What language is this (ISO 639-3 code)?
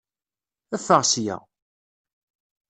kab